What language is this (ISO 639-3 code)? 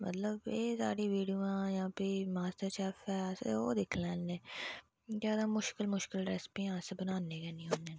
doi